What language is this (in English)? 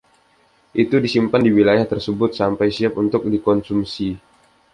Indonesian